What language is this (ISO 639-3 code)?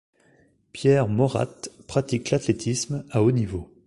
fra